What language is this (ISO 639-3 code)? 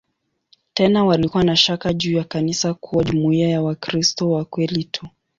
swa